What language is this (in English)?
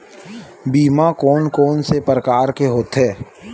Chhattisgarhi